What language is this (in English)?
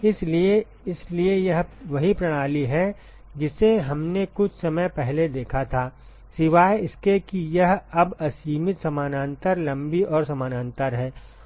Hindi